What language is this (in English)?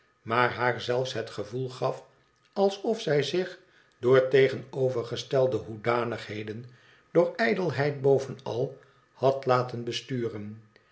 Dutch